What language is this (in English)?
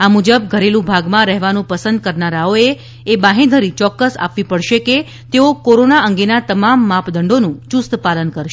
Gujarati